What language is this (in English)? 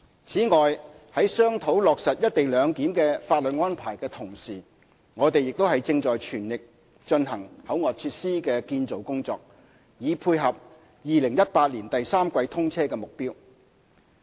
Cantonese